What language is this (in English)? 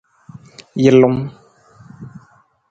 Nawdm